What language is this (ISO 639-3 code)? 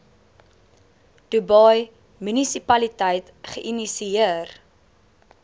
afr